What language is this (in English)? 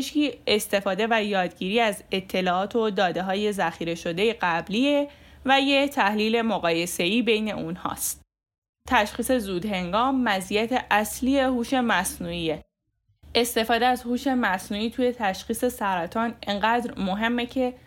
Persian